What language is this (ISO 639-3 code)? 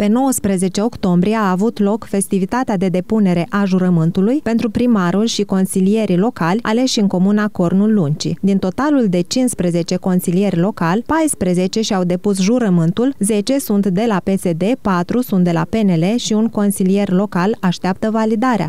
ron